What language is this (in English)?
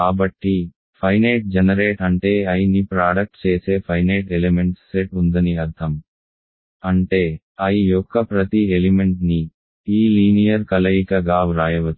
Telugu